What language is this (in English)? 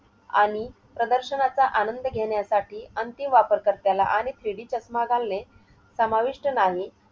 Marathi